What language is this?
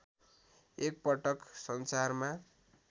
Nepali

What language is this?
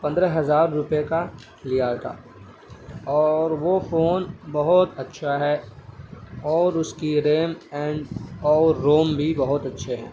Urdu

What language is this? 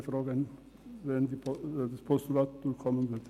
Swiss German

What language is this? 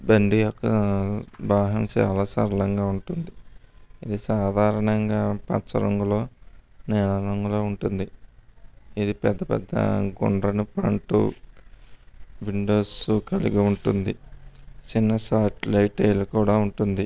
Telugu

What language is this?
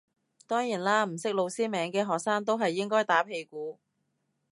Cantonese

